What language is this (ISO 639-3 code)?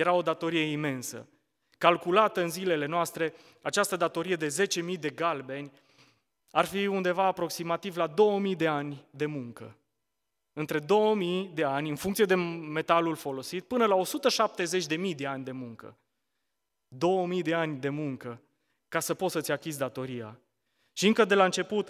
ron